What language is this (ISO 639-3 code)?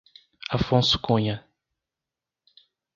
por